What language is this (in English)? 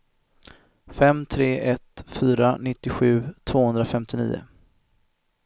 Swedish